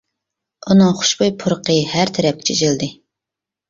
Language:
Uyghur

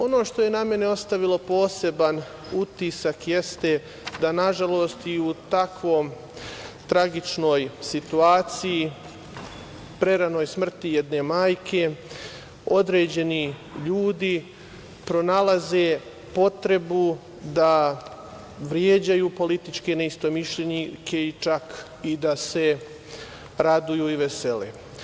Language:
Serbian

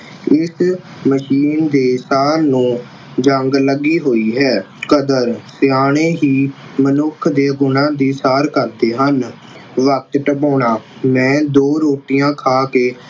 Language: Punjabi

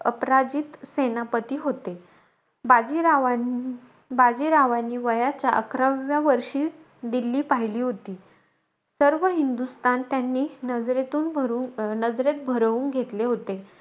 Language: Marathi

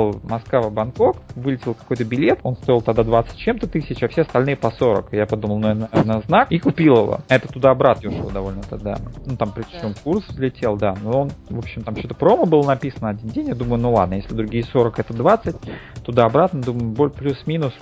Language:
Russian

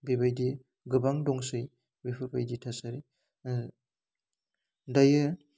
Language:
Bodo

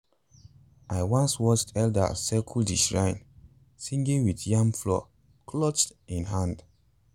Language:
Nigerian Pidgin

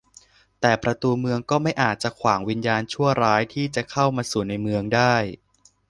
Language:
Thai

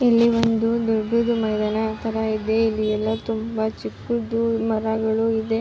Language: Kannada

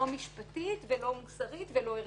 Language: Hebrew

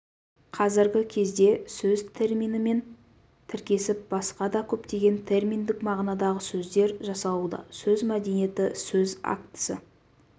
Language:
Kazakh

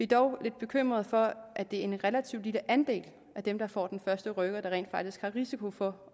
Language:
Danish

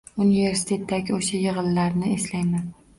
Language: Uzbek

